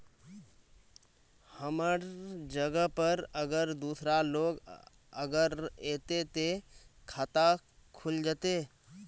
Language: Magahi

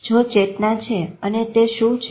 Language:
Gujarati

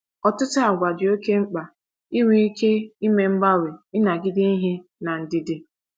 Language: Igbo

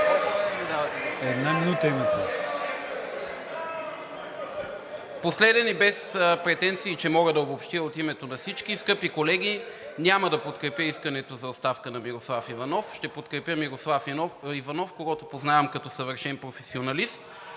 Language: Bulgarian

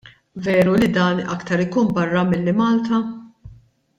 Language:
Maltese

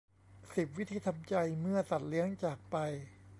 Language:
Thai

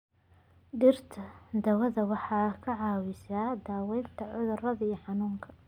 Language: Somali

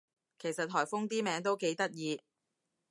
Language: Cantonese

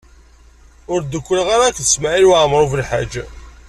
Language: Kabyle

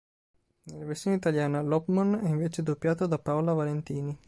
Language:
Italian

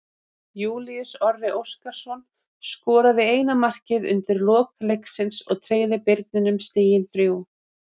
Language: Icelandic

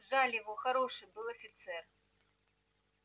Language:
Russian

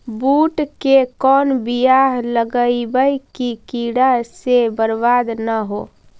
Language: Magahi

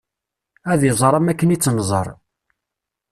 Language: Kabyle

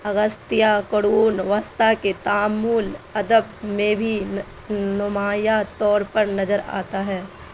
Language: Urdu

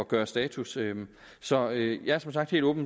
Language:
Danish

